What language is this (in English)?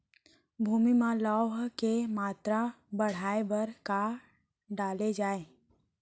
Chhattisgarhi